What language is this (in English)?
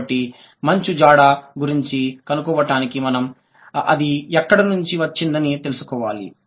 Telugu